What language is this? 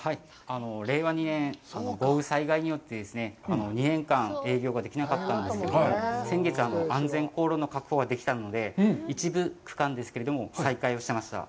Japanese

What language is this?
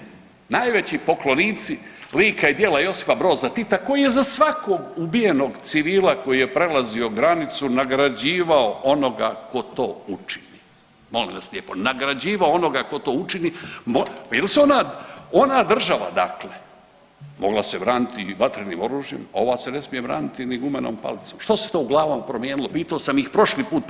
Croatian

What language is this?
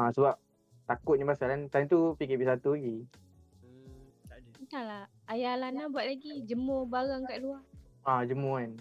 Malay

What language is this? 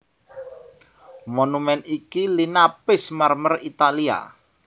Javanese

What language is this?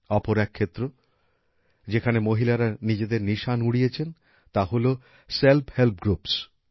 Bangla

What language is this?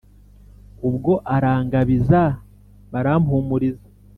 Kinyarwanda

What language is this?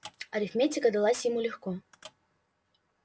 Russian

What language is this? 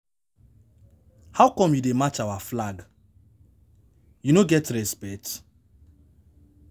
Nigerian Pidgin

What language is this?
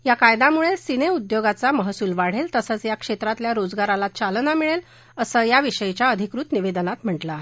Marathi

